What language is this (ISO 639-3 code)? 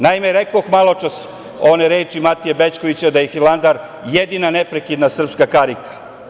srp